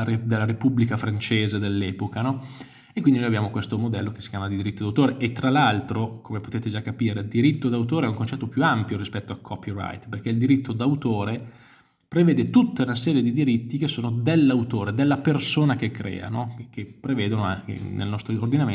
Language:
Italian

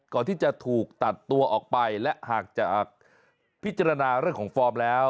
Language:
Thai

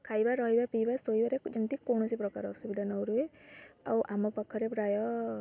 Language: Odia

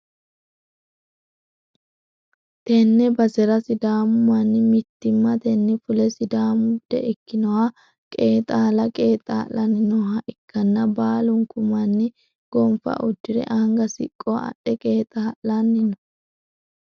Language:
Sidamo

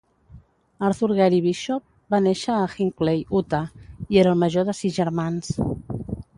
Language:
Catalan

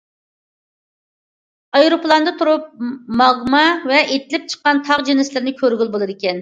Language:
Uyghur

